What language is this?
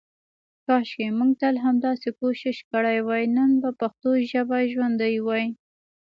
Pashto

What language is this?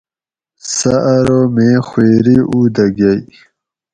Gawri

